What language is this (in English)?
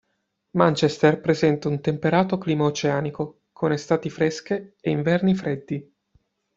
Italian